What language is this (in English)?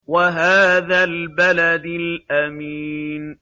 Arabic